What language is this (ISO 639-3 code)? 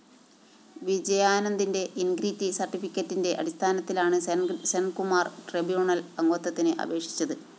mal